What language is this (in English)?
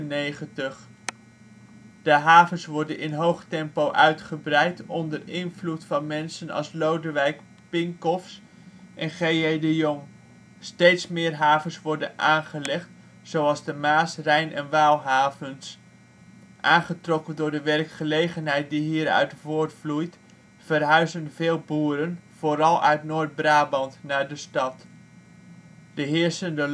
Dutch